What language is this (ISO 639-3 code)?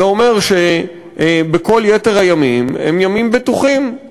heb